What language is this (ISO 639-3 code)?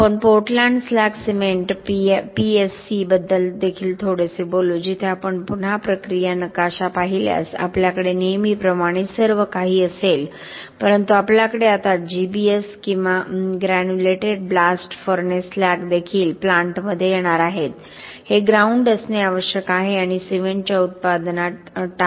mar